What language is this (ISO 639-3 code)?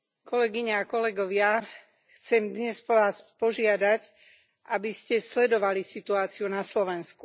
slk